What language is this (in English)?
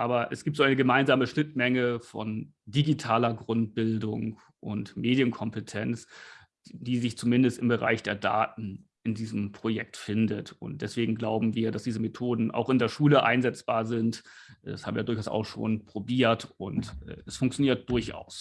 German